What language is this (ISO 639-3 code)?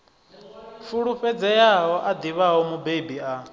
ven